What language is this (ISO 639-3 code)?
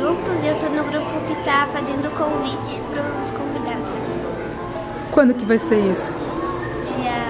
por